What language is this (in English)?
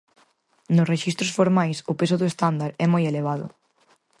Galician